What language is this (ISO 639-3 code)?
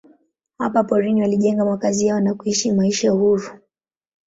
swa